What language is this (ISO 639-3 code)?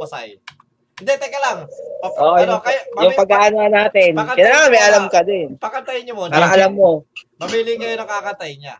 fil